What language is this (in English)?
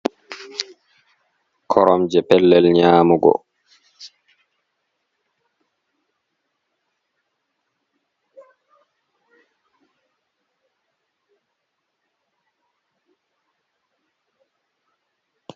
Fula